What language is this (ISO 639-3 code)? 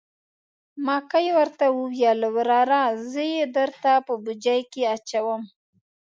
pus